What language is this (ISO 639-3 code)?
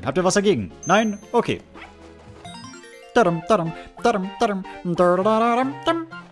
deu